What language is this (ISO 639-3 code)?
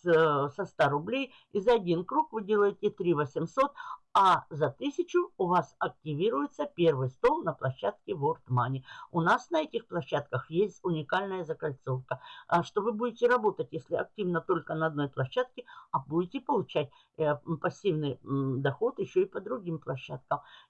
rus